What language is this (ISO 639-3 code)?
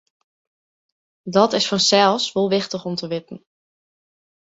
fry